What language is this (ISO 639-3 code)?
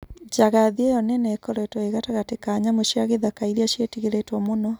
kik